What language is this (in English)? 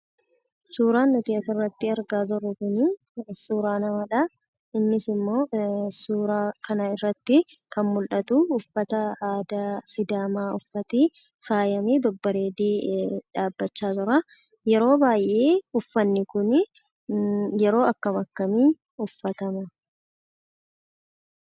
Oromo